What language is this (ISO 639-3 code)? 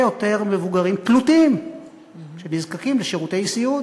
heb